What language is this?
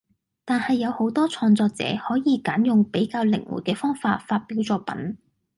Cantonese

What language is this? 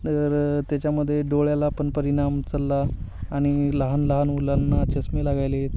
Marathi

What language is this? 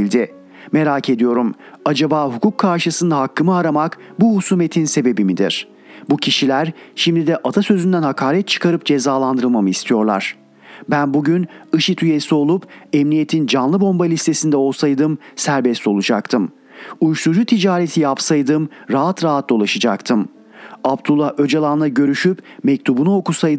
Turkish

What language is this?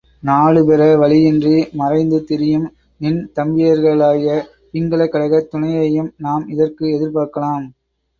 Tamil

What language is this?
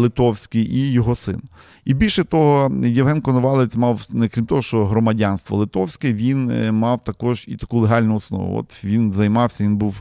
Ukrainian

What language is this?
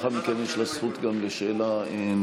Hebrew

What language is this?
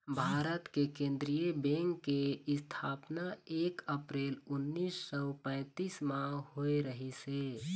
Chhattisgarhi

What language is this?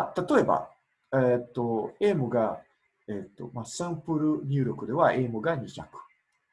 Japanese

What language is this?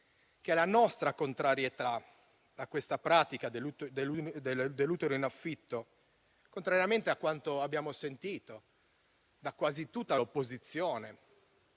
Italian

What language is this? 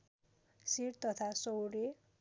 Nepali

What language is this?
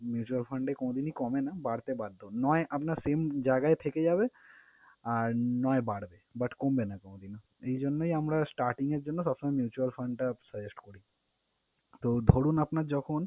Bangla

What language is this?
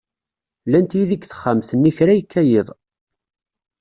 Kabyle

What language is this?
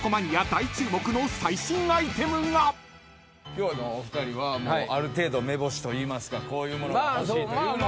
Japanese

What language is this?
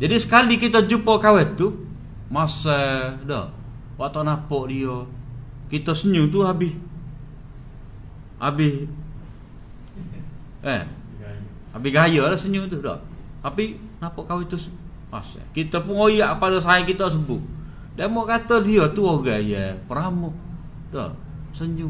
Malay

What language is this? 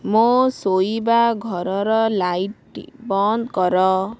Odia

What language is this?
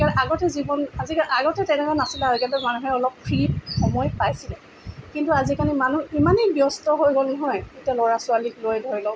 Assamese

